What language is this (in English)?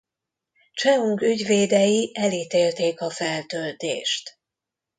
Hungarian